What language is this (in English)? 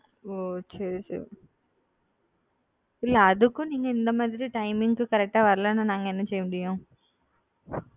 Tamil